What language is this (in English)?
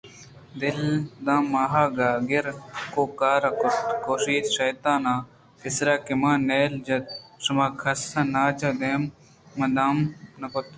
Eastern Balochi